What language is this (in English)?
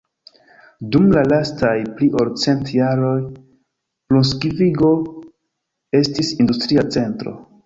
Esperanto